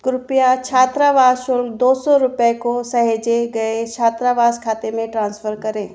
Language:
Hindi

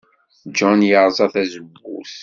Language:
Kabyle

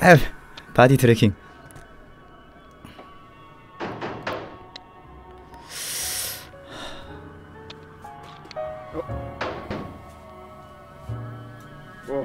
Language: Korean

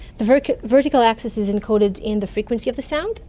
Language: English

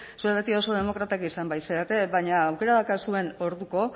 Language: Basque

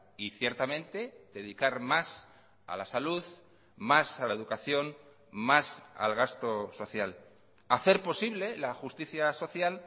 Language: Spanish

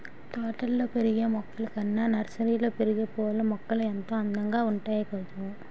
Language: Telugu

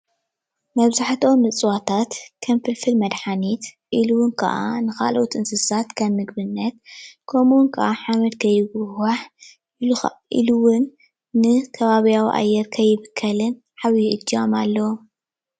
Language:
Tigrinya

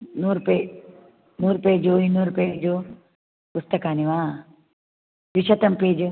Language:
Sanskrit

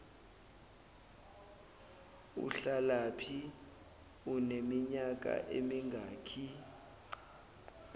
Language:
Zulu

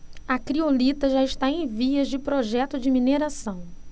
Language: Portuguese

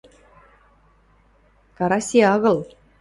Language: Western Mari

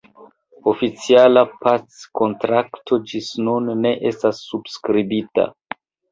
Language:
Esperanto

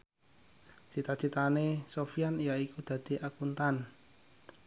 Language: Javanese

